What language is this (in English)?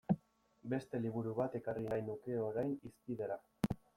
Basque